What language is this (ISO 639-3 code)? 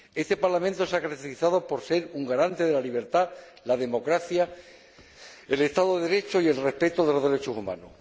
spa